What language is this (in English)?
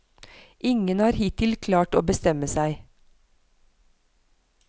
Norwegian